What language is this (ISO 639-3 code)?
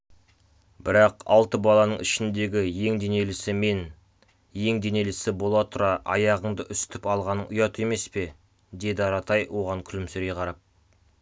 kaz